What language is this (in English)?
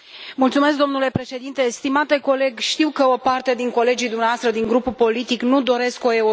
Romanian